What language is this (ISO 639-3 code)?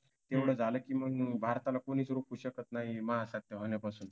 mar